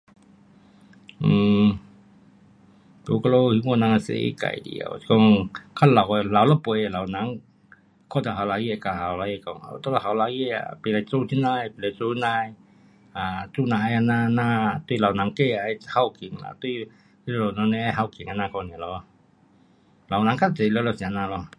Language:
Pu-Xian Chinese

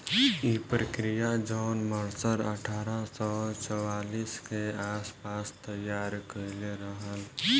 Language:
Bhojpuri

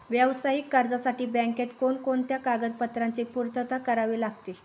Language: Marathi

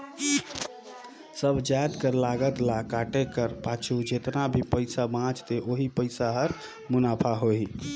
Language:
Chhattisgarhi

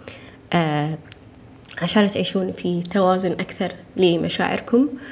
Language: Arabic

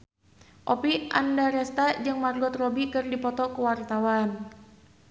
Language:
Sundanese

